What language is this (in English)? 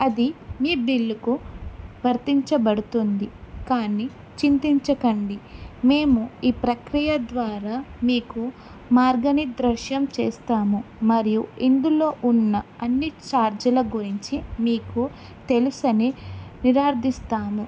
Telugu